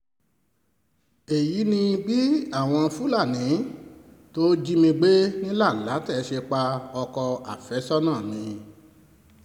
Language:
Yoruba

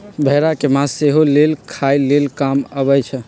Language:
Magahi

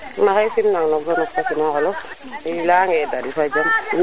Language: Serer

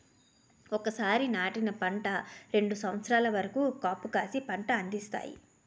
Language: Telugu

